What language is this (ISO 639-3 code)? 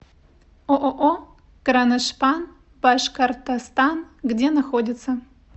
rus